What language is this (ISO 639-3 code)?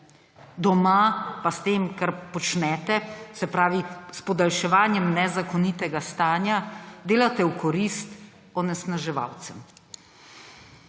slv